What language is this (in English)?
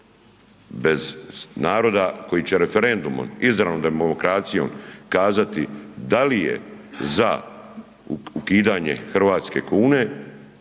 Croatian